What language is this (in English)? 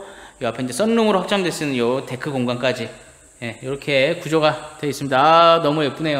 Korean